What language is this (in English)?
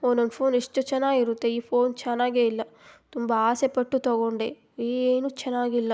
Kannada